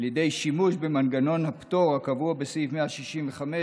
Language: Hebrew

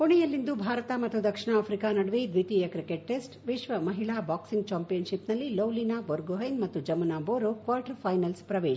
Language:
Kannada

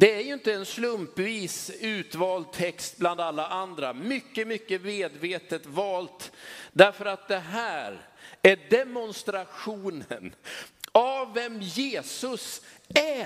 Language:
Swedish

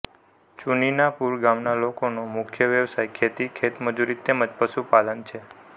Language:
Gujarati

